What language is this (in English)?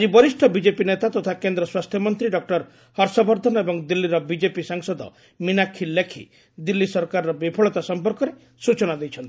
Odia